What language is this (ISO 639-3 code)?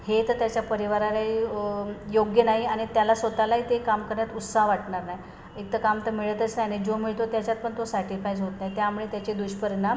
mar